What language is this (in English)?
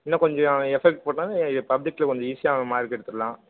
Tamil